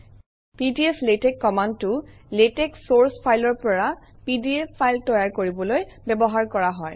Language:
Assamese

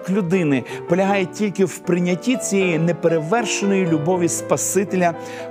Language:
Ukrainian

